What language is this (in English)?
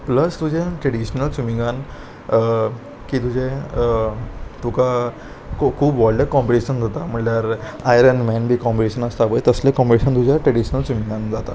Konkani